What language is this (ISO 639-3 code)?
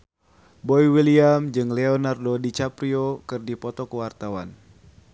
sun